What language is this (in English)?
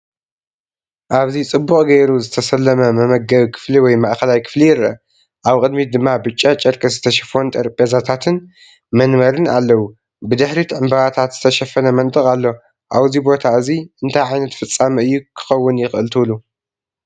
Tigrinya